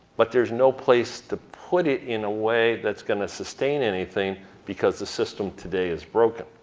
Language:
English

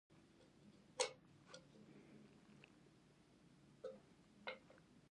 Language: Pashto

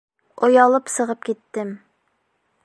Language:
Bashkir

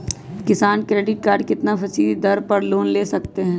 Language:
Magahi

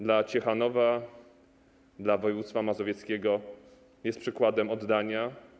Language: Polish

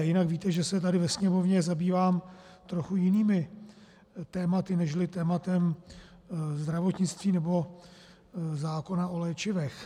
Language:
Czech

